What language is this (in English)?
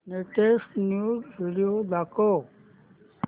Marathi